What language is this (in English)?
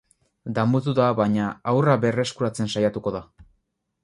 Basque